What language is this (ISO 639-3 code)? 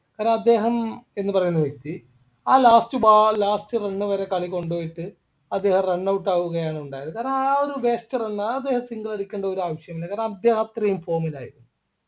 mal